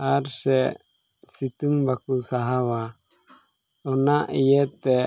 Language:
Santali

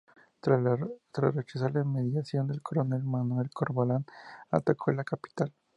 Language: Spanish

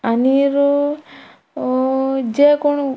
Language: Konkani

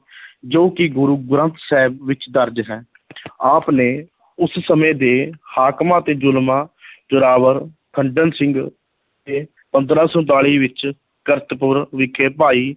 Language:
Punjabi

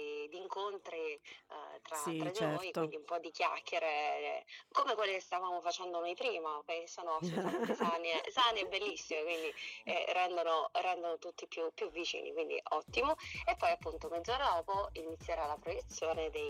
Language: Italian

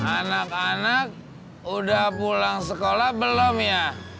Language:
Indonesian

